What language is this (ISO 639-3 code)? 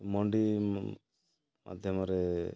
ori